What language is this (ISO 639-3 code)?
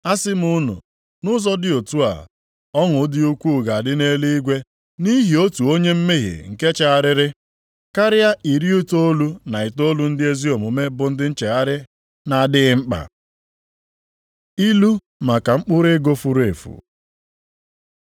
ibo